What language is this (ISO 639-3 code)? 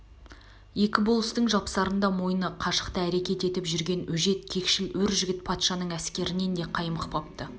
kaz